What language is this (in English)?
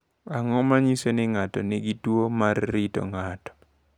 Luo (Kenya and Tanzania)